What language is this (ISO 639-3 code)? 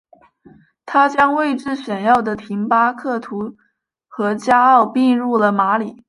zho